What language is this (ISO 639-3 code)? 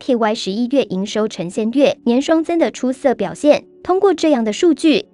zho